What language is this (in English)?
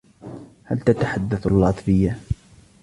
Arabic